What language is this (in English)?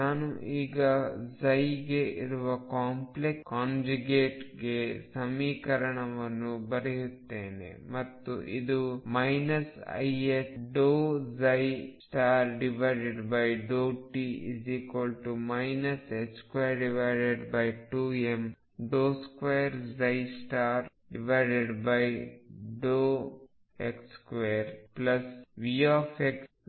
Kannada